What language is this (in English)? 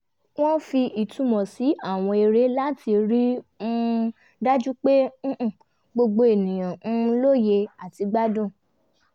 Yoruba